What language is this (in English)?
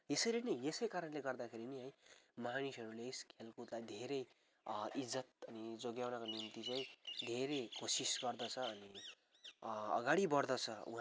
Nepali